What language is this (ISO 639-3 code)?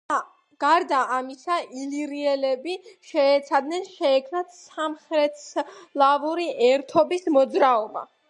kat